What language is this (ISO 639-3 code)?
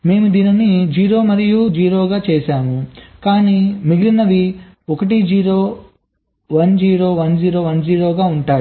tel